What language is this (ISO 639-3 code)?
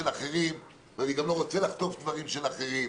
heb